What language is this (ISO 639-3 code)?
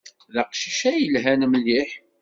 kab